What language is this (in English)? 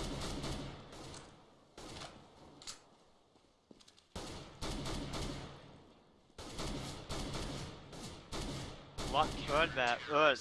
Turkish